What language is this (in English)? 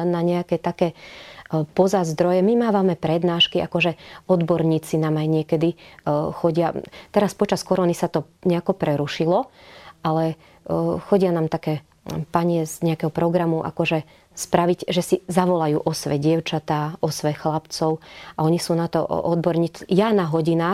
Slovak